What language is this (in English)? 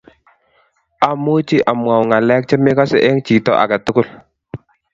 Kalenjin